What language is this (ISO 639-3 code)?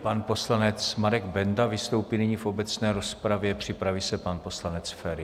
ces